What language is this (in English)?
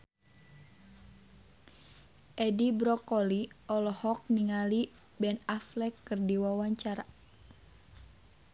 Sundanese